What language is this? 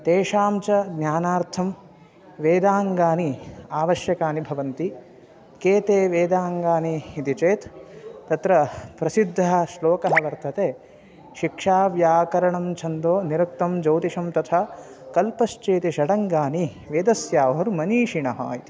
Sanskrit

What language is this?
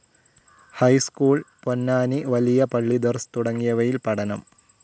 Malayalam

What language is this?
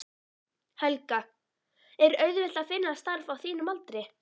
Icelandic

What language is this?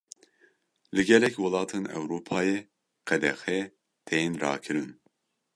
Kurdish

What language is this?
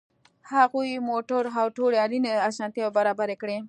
Pashto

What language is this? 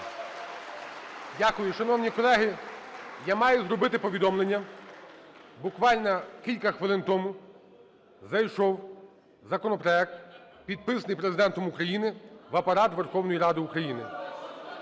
Ukrainian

